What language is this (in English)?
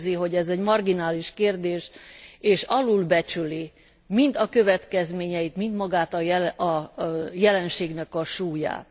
Hungarian